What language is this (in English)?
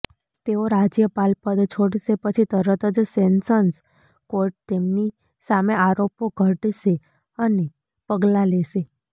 Gujarati